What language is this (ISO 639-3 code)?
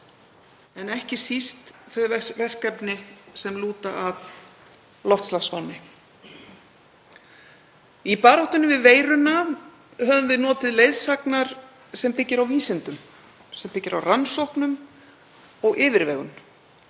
isl